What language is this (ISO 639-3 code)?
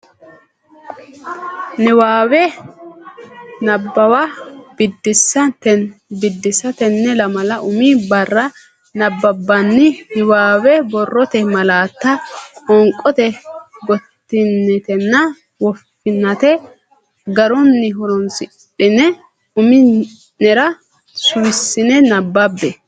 sid